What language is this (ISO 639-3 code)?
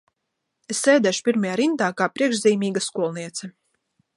lav